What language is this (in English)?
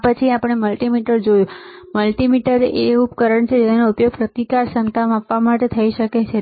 Gujarati